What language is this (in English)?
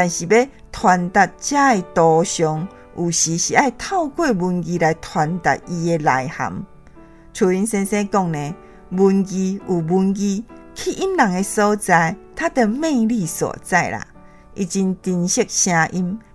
Chinese